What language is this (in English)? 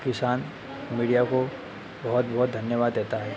Hindi